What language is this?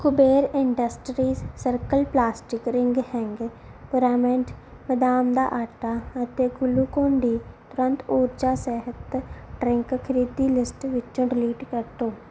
Punjabi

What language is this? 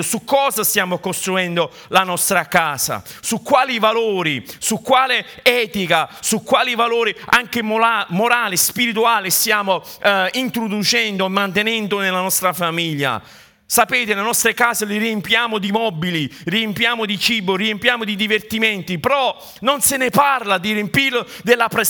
Italian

